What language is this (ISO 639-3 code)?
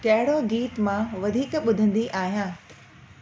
snd